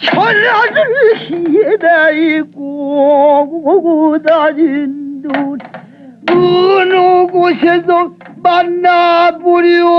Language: Korean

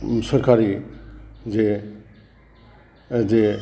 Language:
Bodo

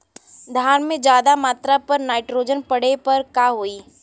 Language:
Bhojpuri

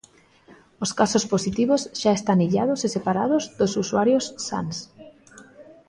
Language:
Galician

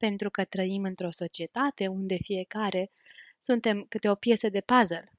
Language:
Romanian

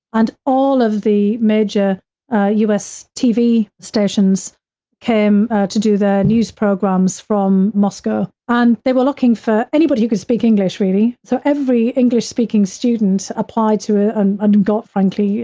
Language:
English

